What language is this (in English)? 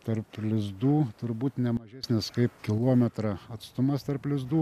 Lithuanian